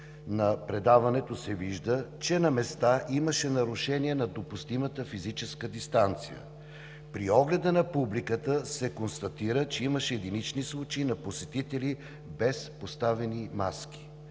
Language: Bulgarian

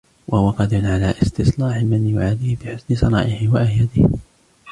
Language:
Arabic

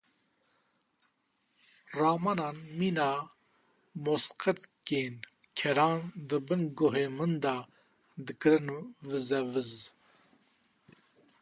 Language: Kurdish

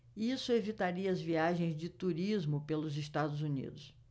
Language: Portuguese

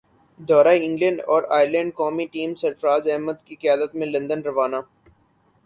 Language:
Urdu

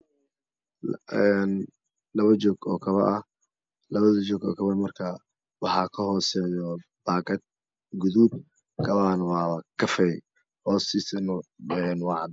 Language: Somali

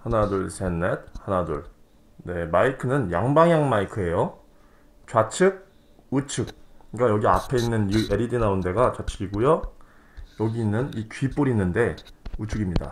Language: Korean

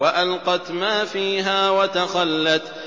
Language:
Arabic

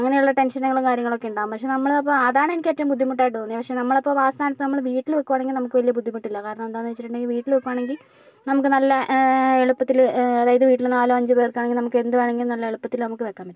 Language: Malayalam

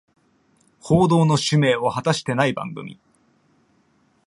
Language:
Japanese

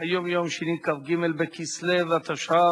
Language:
Hebrew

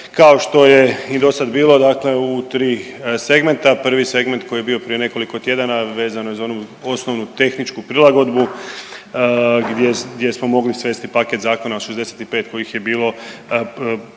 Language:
Croatian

